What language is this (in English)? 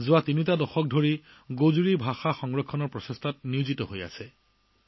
Assamese